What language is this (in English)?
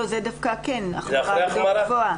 Hebrew